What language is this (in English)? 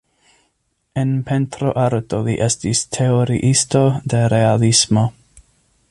Esperanto